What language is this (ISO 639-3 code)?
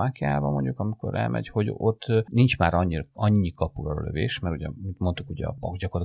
hun